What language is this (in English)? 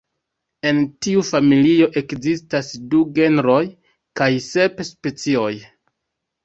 Esperanto